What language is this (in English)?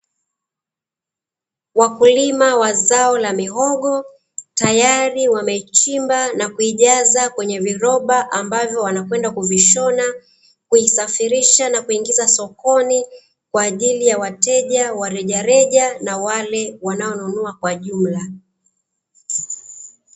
Swahili